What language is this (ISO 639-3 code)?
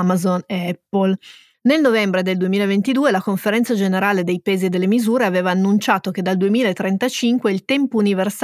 ita